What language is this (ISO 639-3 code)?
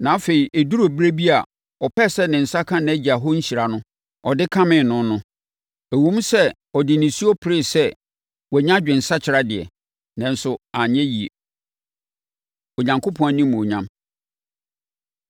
aka